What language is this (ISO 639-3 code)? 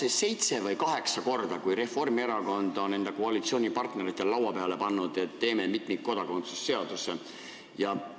est